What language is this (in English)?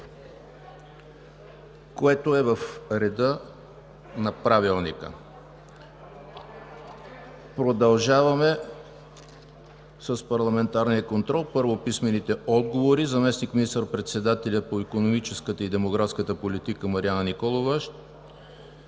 Bulgarian